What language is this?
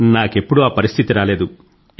Telugu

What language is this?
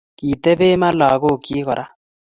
Kalenjin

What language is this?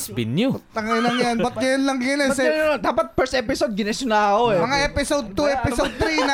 Filipino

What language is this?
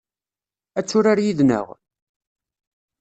Kabyle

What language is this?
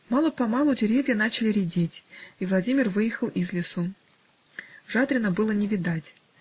Russian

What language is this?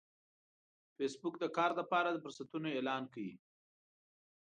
Pashto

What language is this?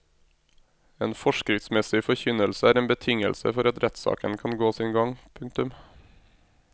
Norwegian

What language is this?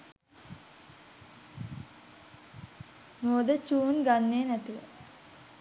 Sinhala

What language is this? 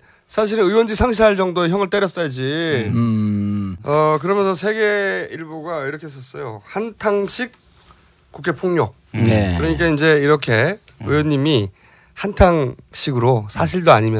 Korean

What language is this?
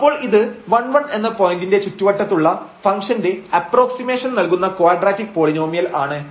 Malayalam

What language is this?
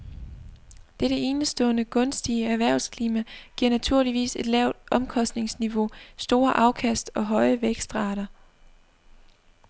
Danish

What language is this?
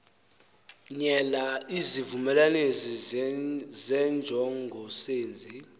Xhosa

